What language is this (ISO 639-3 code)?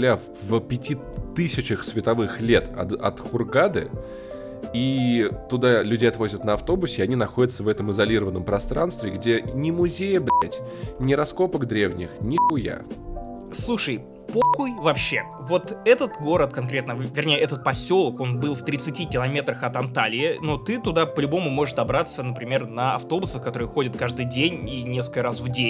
rus